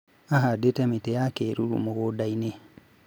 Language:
Kikuyu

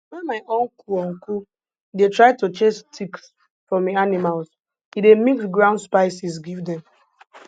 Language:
Nigerian Pidgin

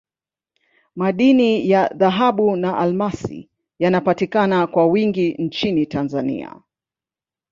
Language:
Swahili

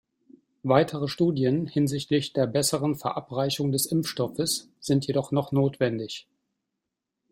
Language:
German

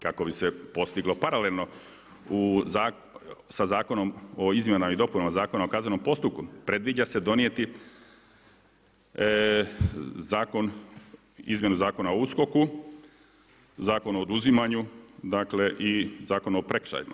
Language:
Croatian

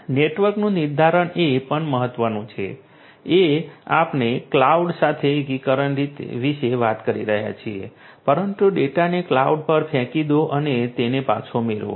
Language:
Gujarati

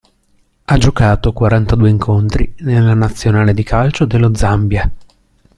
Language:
Italian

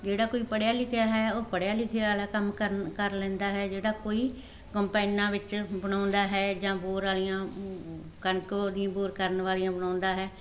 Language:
Punjabi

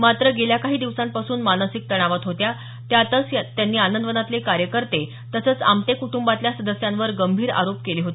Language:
Marathi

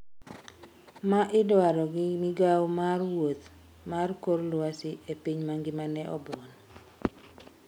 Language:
Luo (Kenya and Tanzania)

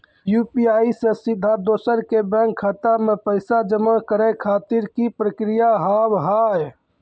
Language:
Maithili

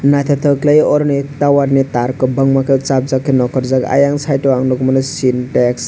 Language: Kok Borok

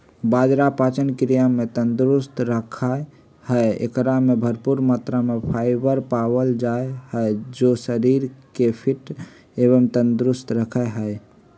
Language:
Magahi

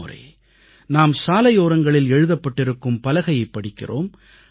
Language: Tamil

